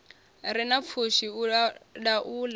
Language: Venda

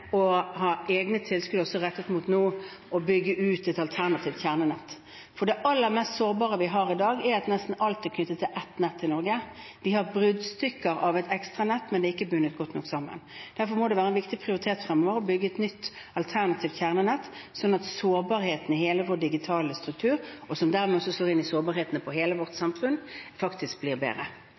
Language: Norwegian Bokmål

